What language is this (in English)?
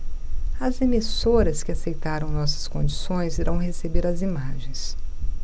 Portuguese